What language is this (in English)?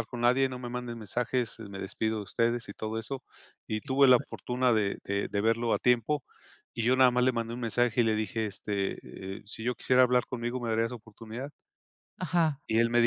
Spanish